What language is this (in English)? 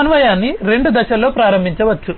Telugu